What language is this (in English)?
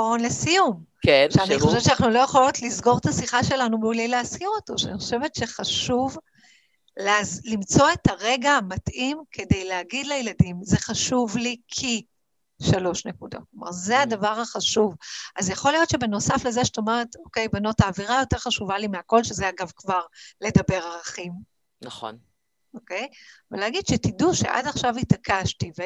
Hebrew